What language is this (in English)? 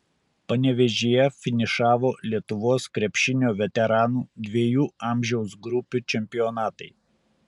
Lithuanian